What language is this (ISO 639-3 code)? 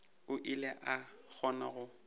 nso